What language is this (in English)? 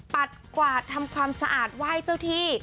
Thai